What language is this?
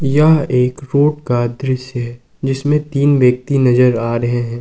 Hindi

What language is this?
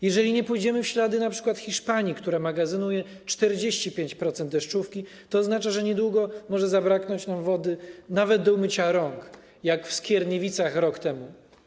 Polish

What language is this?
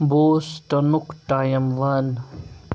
Kashmiri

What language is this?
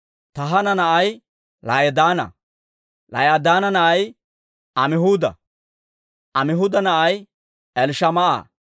Dawro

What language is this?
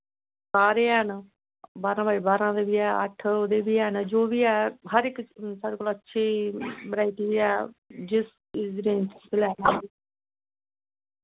Dogri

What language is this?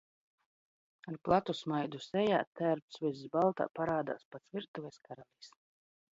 Latvian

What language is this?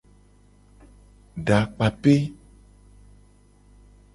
Gen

